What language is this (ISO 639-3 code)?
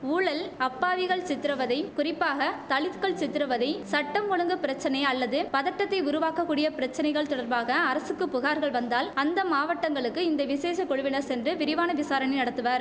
tam